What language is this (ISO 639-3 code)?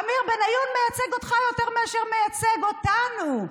heb